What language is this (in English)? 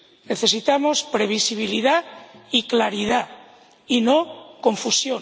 Spanish